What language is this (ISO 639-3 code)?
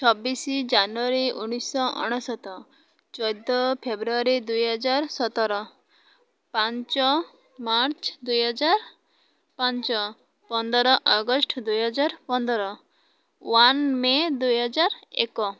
ori